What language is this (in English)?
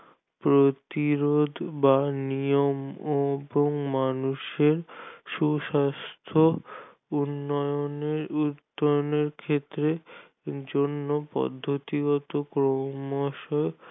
Bangla